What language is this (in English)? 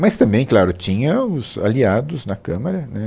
Portuguese